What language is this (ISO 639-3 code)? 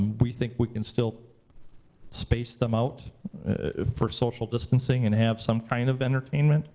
eng